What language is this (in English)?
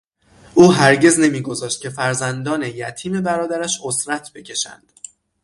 Persian